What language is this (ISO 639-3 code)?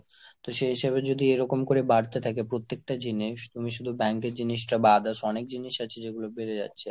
ben